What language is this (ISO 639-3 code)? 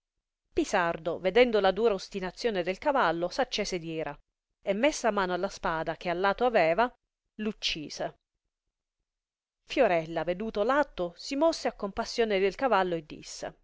ita